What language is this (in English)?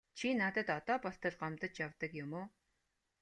Mongolian